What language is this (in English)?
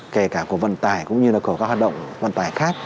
Vietnamese